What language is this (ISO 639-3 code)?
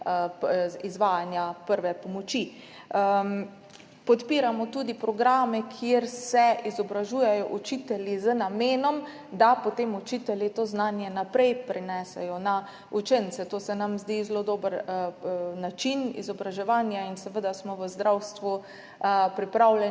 slv